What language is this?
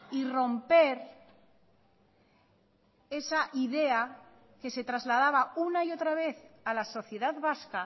Spanish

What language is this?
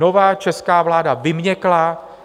Czech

